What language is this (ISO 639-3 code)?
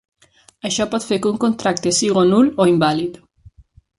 cat